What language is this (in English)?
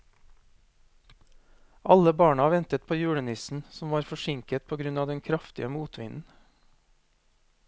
Norwegian